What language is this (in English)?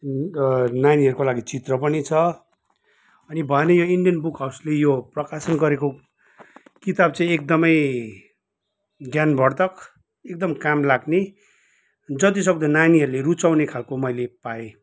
Nepali